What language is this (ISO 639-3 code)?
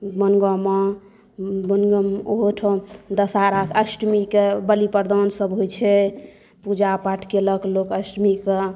mai